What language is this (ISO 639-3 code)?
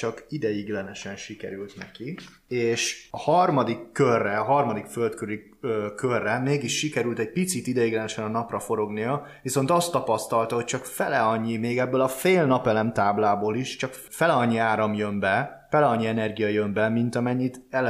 hun